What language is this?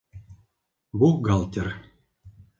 Bashkir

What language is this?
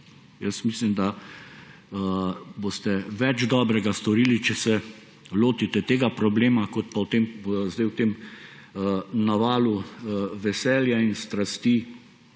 Slovenian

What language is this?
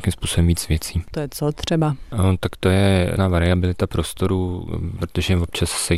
Czech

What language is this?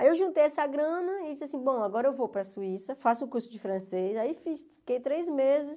Portuguese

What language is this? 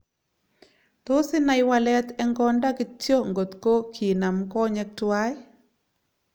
Kalenjin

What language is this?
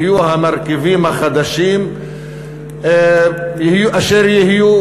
Hebrew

